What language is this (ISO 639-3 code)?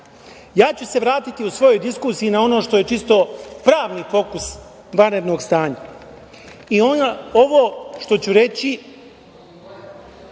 srp